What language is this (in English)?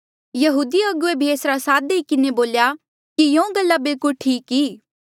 Mandeali